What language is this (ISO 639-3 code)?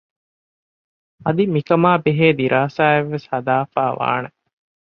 div